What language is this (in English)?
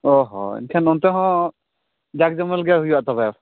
Santali